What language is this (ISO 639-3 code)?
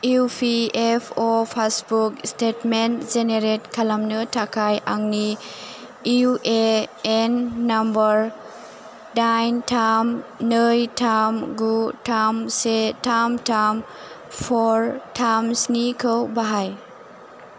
brx